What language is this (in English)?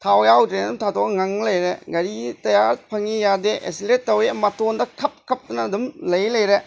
Manipuri